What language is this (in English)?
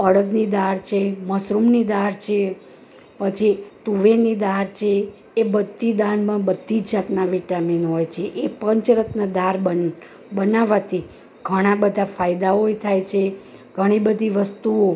Gujarati